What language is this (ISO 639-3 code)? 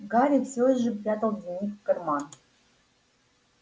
rus